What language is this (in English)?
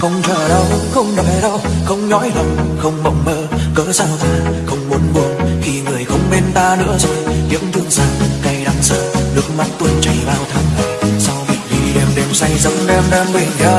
Vietnamese